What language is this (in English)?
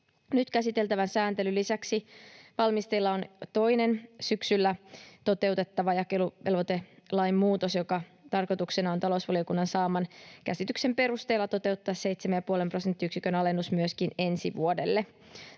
Finnish